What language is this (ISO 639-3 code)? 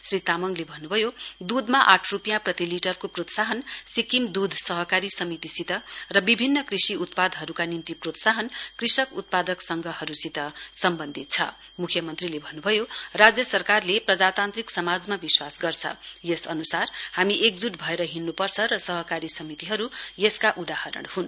nep